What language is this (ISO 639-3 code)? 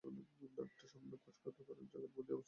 ben